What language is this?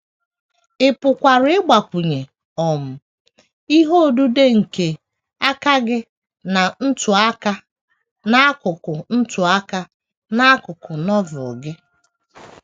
Igbo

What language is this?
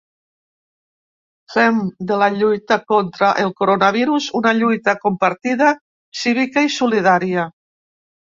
Catalan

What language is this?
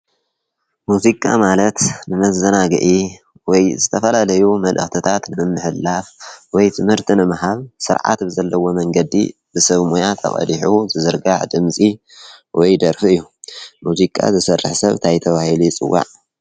Tigrinya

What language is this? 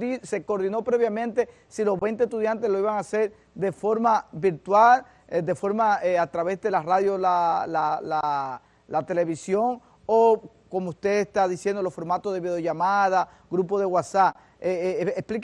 Spanish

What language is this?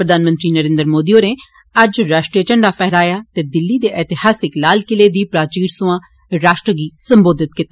Dogri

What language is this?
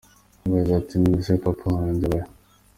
Kinyarwanda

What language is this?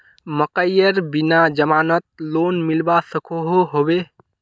Magahi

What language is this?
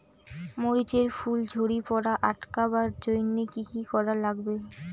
Bangla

